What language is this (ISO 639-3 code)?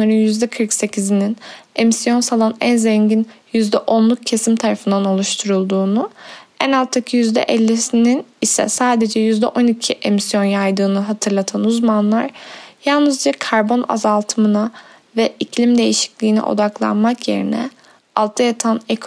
tur